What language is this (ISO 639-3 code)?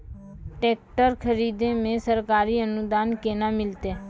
mai